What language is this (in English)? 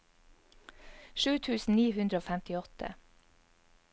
Norwegian